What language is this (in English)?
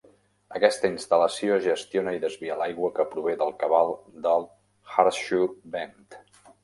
Catalan